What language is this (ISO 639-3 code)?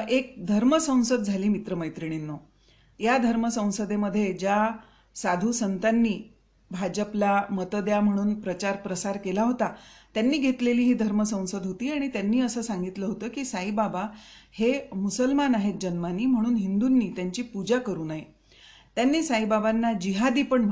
mar